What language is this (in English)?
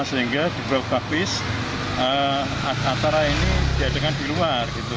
Indonesian